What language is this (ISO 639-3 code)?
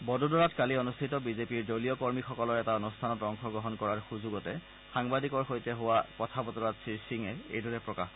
asm